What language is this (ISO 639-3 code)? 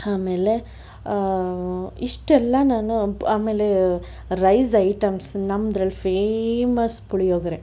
kan